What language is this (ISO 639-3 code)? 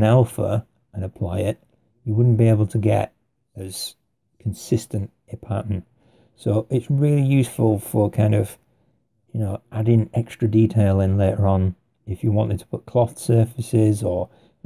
eng